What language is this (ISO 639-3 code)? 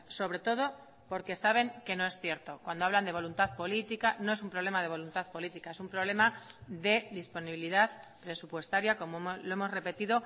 spa